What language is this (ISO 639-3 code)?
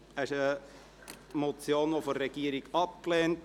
gsw